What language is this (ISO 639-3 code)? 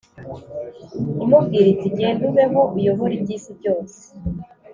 kin